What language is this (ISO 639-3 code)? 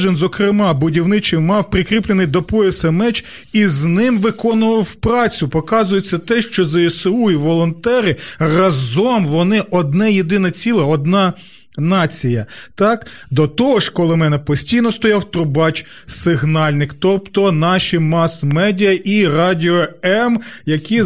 ukr